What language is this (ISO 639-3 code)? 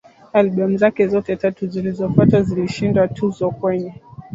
swa